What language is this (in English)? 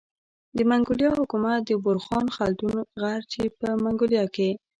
Pashto